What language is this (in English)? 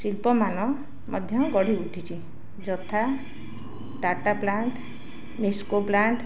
Odia